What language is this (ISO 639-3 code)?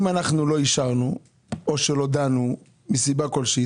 heb